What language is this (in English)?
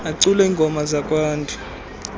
Xhosa